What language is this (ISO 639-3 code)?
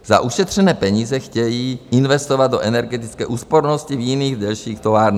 ces